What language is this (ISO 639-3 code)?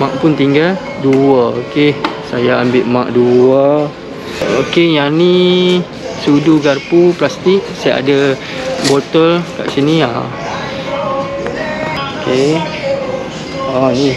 msa